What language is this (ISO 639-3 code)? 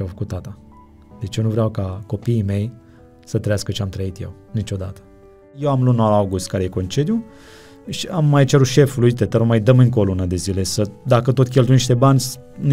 ron